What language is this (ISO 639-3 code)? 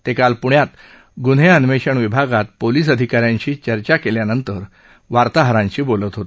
mar